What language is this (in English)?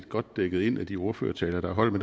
Danish